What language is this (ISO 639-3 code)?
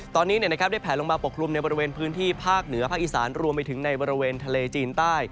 tha